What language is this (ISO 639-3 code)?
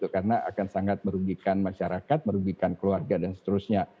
ind